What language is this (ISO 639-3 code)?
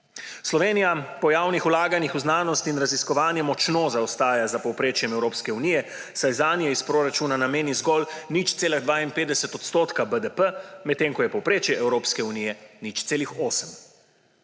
slv